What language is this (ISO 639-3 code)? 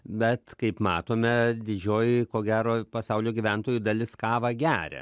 lit